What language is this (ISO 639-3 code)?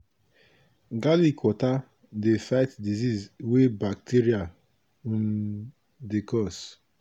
pcm